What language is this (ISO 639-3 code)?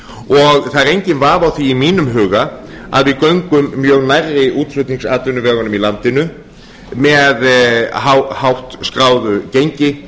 isl